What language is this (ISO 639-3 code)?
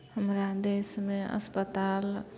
mai